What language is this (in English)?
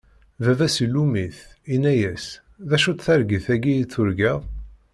Kabyle